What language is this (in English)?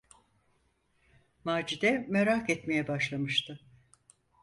Turkish